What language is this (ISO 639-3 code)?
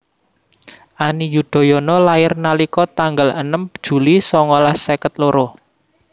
jav